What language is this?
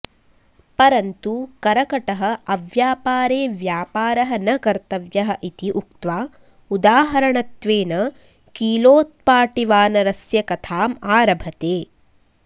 Sanskrit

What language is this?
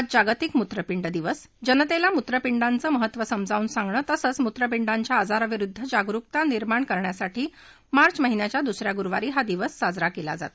Marathi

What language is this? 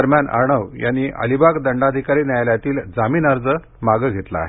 Marathi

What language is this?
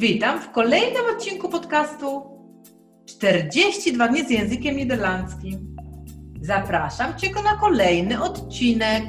Polish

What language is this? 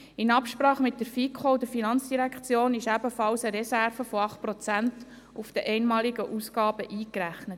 Swiss German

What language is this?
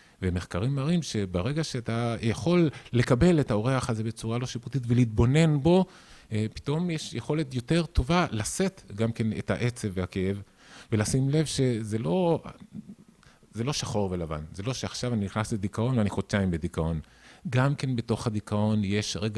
Hebrew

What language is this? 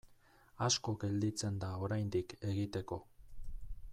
Basque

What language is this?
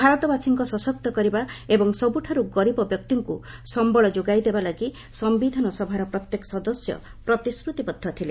Odia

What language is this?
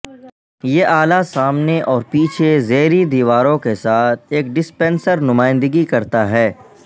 Urdu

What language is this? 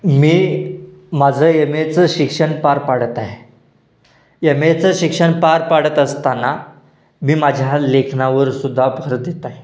Marathi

